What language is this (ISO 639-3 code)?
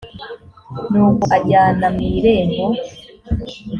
kin